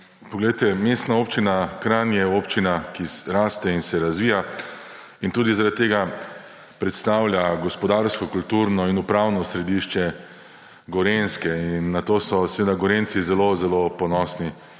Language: Slovenian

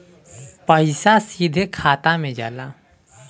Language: Bhojpuri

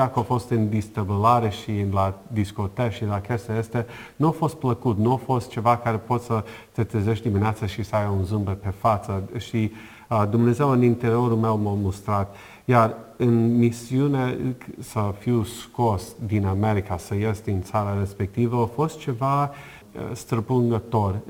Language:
Romanian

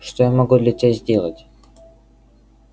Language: Russian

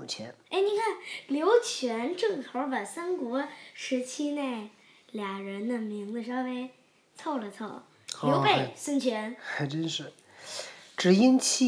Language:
Chinese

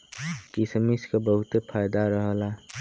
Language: Bhojpuri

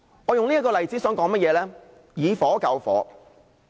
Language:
Cantonese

